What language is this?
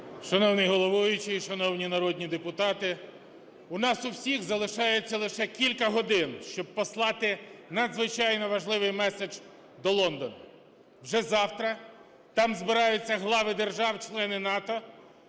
Ukrainian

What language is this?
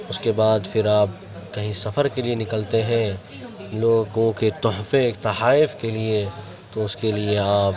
Urdu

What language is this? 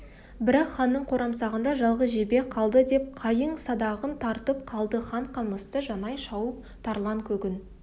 Kazakh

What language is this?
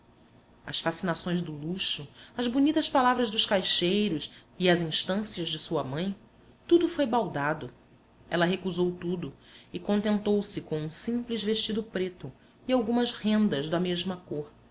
Portuguese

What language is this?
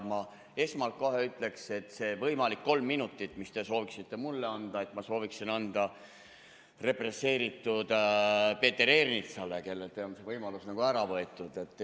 Estonian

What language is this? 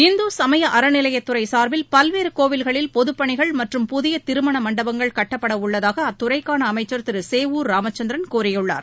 Tamil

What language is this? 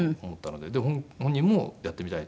Japanese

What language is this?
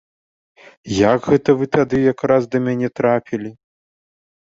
Belarusian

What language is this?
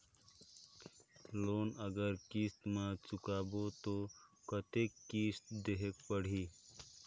Chhattisgarhi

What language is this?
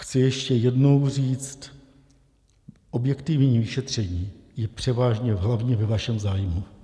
Czech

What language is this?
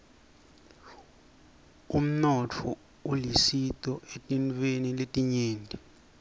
Swati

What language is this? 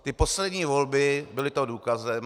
Czech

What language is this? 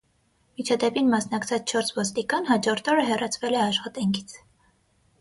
Armenian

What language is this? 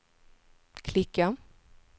Swedish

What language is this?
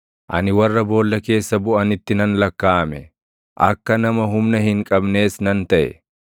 Oromo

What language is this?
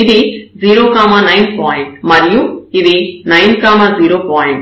Telugu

